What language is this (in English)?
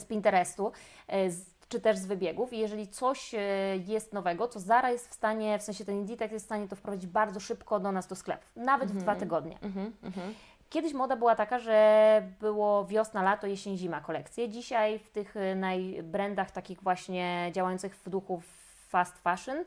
Polish